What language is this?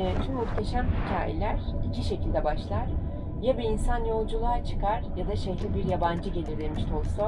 Turkish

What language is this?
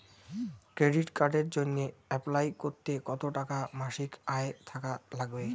Bangla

